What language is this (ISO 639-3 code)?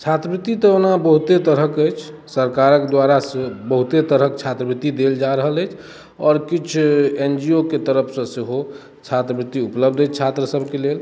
mai